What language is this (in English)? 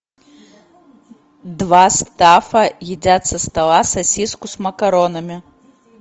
Russian